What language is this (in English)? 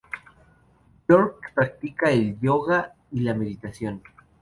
Spanish